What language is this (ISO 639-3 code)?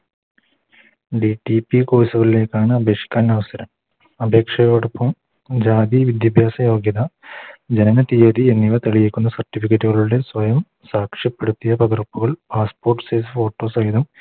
mal